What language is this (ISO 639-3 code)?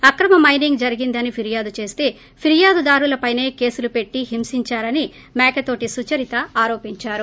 tel